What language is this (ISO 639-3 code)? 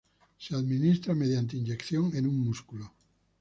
spa